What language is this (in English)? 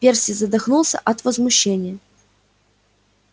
Russian